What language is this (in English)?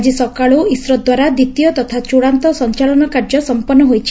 Odia